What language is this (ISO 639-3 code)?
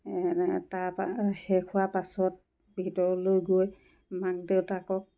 asm